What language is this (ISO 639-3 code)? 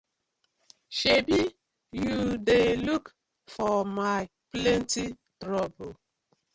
pcm